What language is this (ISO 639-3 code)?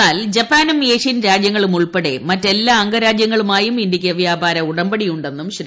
mal